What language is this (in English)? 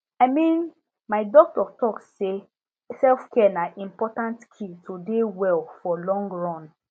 Nigerian Pidgin